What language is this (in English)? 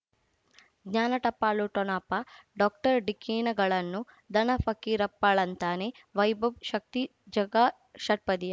Kannada